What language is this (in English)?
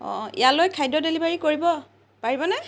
Assamese